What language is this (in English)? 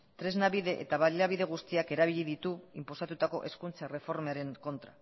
Basque